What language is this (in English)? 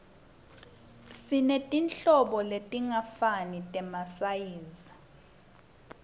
Swati